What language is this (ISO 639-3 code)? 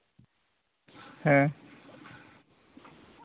sat